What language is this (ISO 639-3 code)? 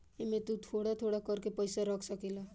bho